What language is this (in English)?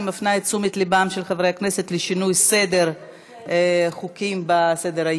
Hebrew